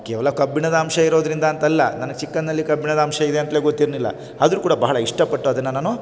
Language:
Kannada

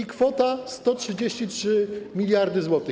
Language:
Polish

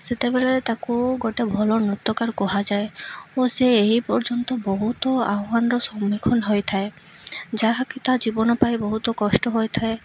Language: Odia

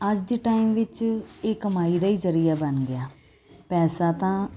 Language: Punjabi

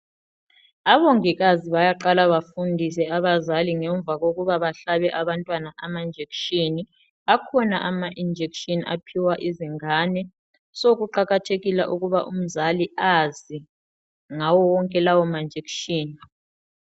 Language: North Ndebele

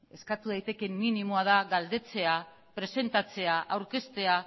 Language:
Basque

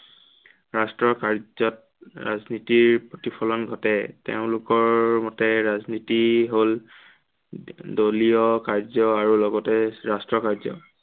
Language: Assamese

